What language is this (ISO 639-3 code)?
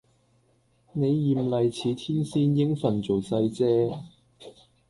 yue